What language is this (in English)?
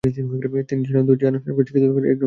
Bangla